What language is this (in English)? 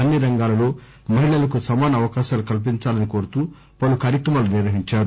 Telugu